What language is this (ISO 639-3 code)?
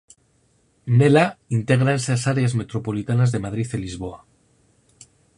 glg